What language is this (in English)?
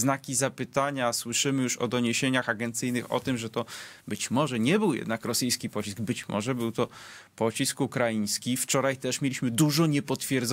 Polish